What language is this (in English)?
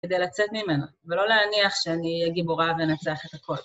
Hebrew